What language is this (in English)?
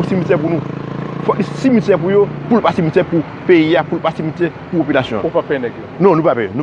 French